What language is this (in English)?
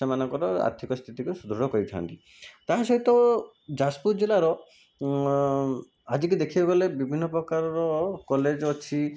Odia